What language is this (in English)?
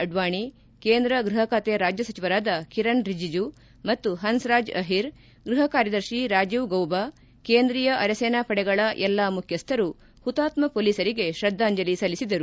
Kannada